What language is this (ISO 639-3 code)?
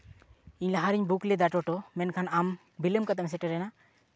sat